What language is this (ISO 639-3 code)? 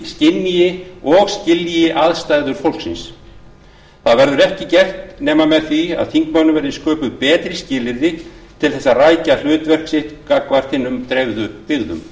isl